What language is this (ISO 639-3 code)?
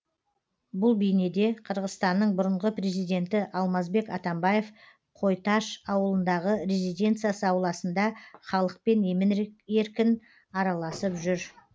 kaz